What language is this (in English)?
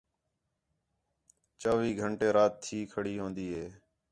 Khetrani